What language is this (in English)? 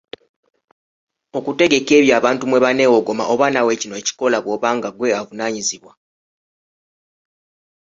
Ganda